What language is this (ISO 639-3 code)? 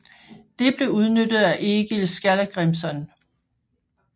dan